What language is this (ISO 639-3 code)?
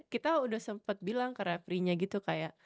ind